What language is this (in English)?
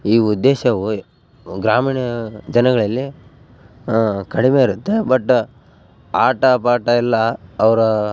Kannada